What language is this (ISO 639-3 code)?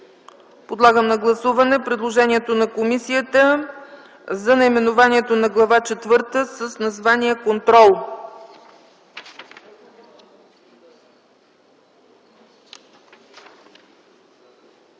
bul